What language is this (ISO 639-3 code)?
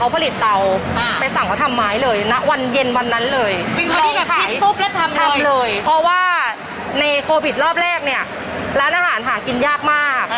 tha